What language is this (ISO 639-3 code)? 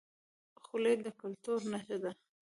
pus